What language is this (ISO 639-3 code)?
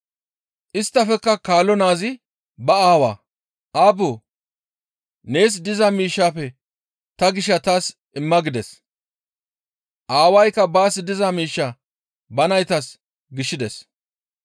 gmv